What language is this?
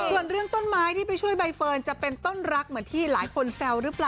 Thai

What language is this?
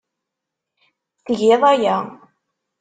Kabyle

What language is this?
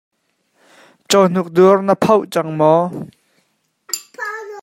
Hakha Chin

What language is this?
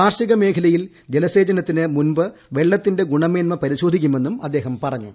Malayalam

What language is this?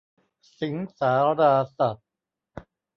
Thai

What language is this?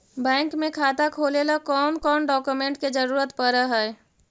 Magahi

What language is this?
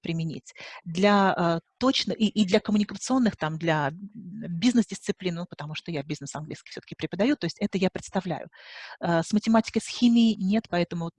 Russian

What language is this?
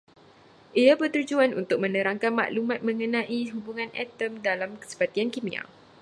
Malay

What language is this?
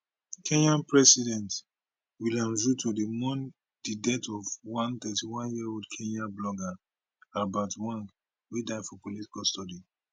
Nigerian Pidgin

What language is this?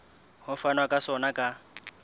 Southern Sotho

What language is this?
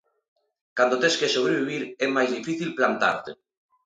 Galician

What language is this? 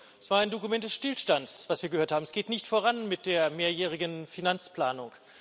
German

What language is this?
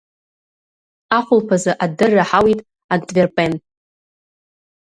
Abkhazian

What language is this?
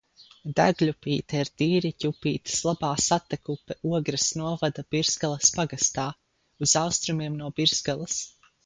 Latvian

